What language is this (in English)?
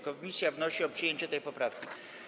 Polish